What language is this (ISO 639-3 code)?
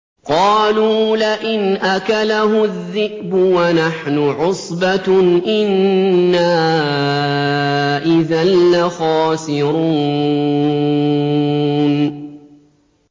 ara